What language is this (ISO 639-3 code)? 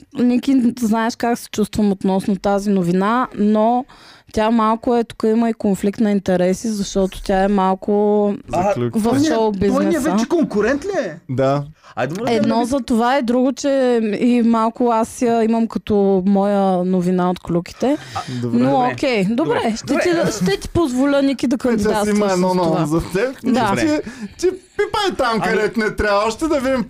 bul